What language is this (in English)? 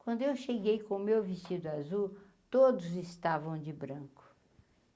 Portuguese